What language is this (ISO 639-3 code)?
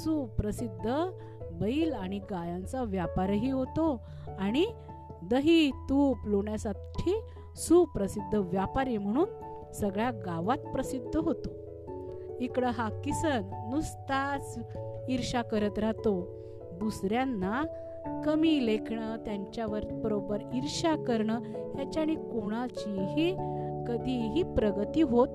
mar